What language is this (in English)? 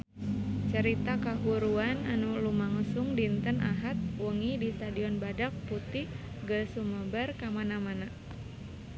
Sundanese